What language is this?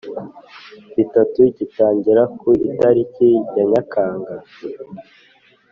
Kinyarwanda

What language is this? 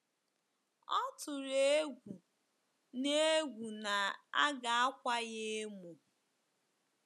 Igbo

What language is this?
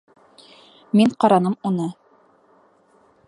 Bashkir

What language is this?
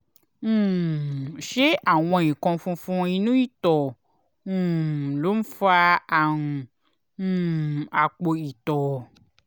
Yoruba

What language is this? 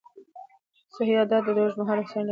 Pashto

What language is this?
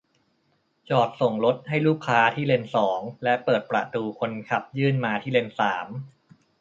Thai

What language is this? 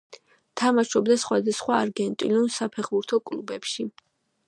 Georgian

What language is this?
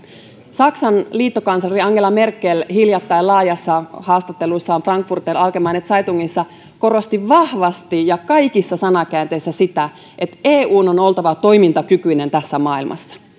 Finnish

